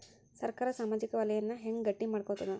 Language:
Kannada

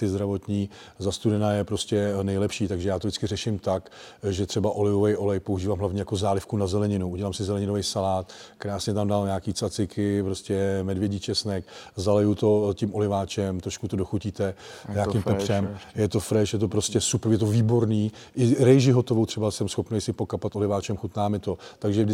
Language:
Czech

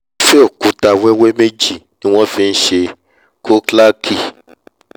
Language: Yoruba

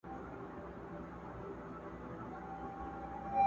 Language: Pashto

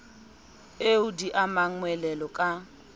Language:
Southern Sotho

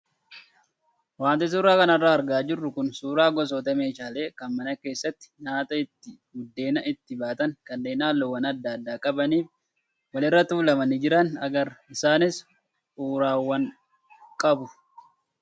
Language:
Oromo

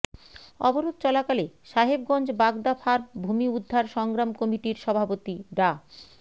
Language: Bangla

